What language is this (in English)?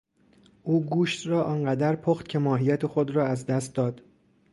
Persian